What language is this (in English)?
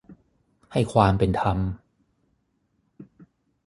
Thai